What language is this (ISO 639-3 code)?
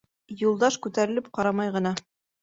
bak